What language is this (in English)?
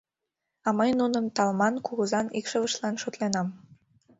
Mari